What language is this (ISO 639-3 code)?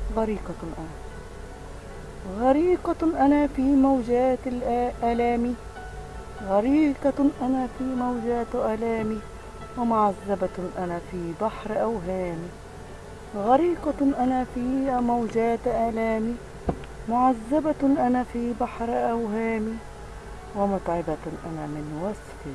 ara